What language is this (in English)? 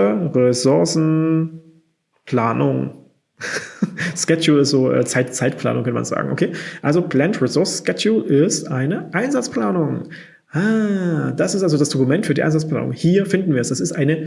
German